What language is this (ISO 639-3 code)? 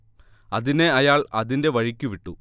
mal